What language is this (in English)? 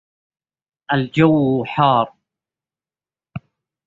Arabic